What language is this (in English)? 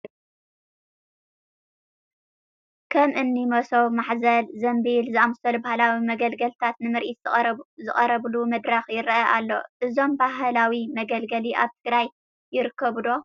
Tigrinya